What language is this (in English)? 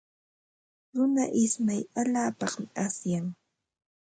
Ambo-Pasco Quechua